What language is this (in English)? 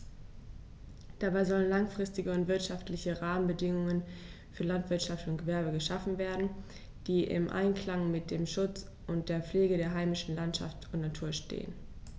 German